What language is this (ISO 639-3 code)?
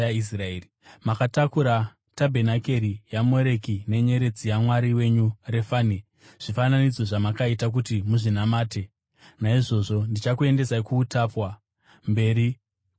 sna